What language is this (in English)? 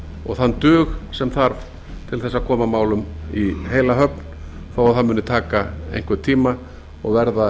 Icelandic